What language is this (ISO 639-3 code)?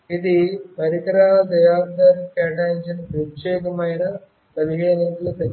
tel